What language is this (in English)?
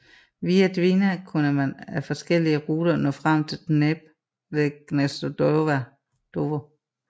Danish